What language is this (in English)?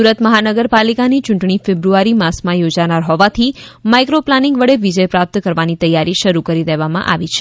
Gujarati